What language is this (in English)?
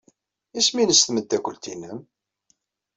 Kabyle